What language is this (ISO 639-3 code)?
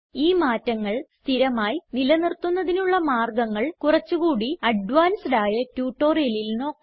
mal